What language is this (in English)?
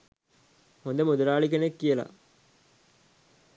Sinhala